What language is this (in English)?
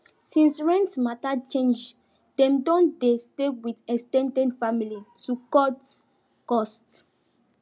Nigerian Pidgin